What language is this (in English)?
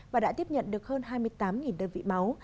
Vietnamese